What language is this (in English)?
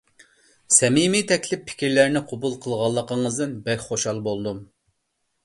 Uyghur